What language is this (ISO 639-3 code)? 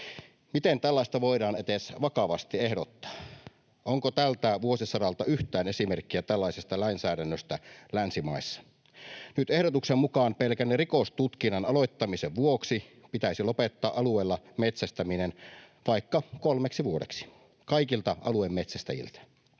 fin